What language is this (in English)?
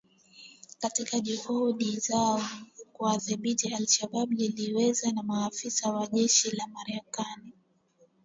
Swahili